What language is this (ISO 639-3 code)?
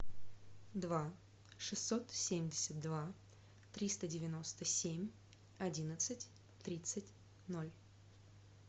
rus